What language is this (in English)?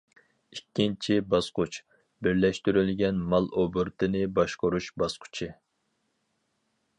Uyghur